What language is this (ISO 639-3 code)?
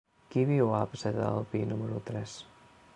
cat